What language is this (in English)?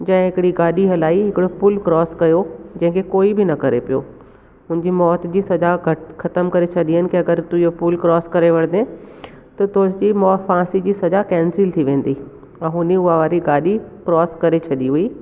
Sindhi